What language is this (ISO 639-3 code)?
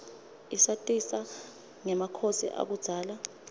ssw